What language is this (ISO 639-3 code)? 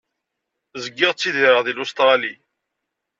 kab